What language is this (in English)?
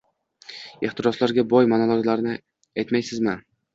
Uzbek